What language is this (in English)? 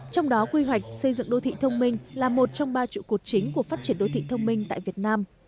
Vietnamese